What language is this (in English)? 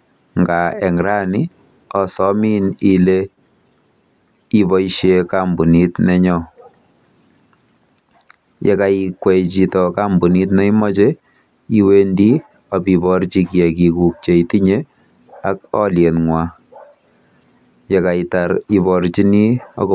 Kalenjin